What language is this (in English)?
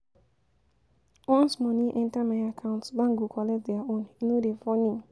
Nigerian Pidgin